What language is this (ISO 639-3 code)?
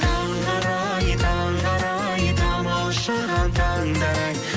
kaz